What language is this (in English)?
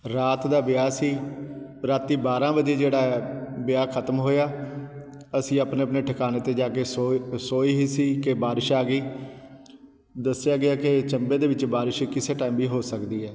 Punjabi